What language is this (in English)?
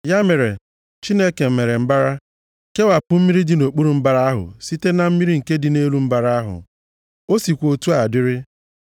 Igbo